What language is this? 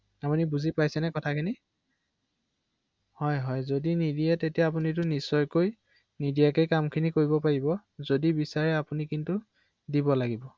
Assamese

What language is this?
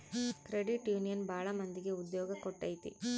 Kannada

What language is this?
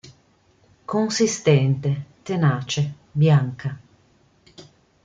Italian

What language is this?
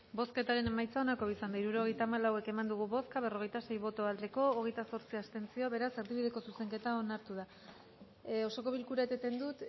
Basque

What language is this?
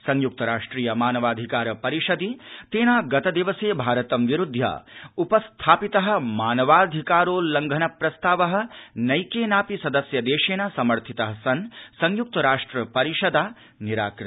Sanskrit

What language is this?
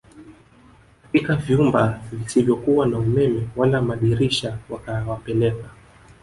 Swahili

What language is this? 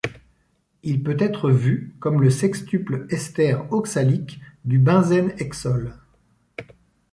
French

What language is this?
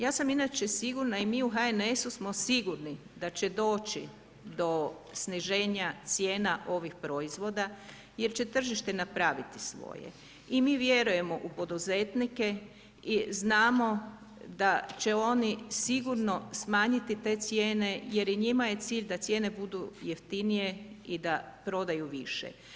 Croatian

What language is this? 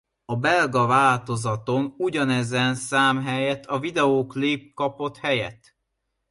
Hungarian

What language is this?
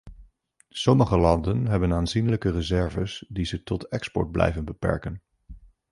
Dutch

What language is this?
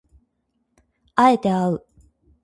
Japanese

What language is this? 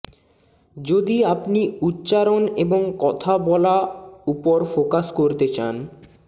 Bangla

